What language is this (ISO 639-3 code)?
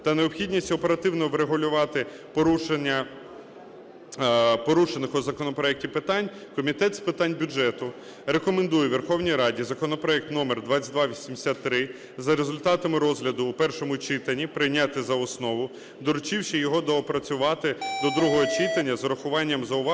ukr